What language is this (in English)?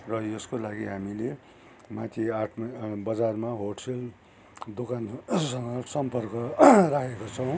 Nepali